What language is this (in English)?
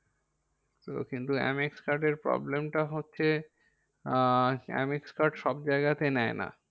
Bangla